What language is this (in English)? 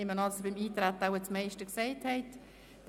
Swiss German